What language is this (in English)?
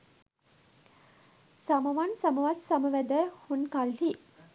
Sinhala